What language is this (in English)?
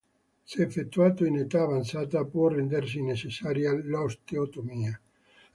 Italian